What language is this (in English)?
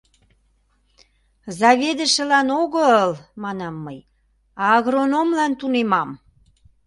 Mari